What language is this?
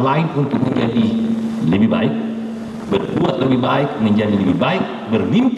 Indonesian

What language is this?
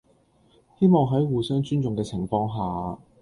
Cantonese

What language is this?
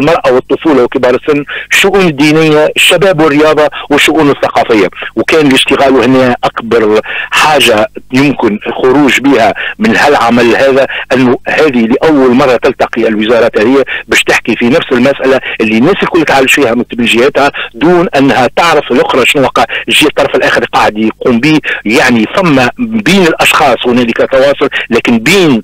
Arabic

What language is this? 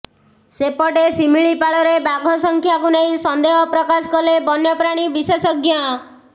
Odia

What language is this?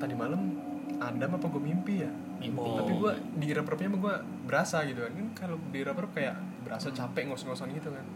Indonesian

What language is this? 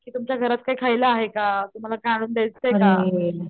Marathi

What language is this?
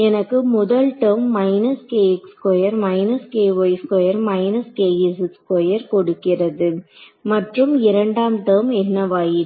Tamil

